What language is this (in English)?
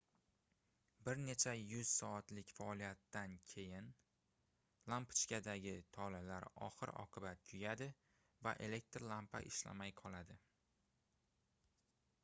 Uzbek